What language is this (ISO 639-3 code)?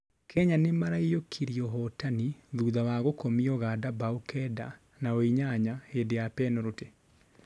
kik